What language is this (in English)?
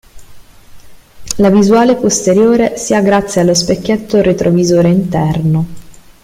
Italian